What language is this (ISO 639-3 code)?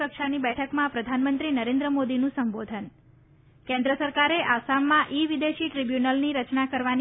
guj